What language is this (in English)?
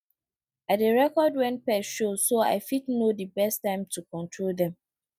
Nigerian Pidgin